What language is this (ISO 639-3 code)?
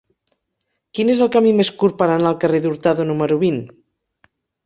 cat